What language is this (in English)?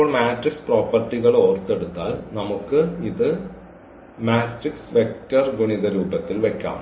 Malayalam